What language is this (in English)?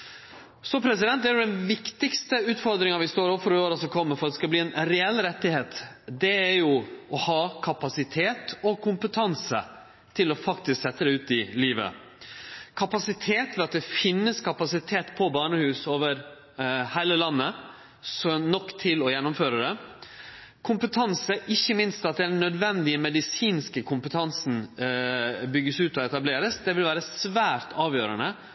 Norwegian Nynorsk